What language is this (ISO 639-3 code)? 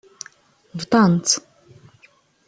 kab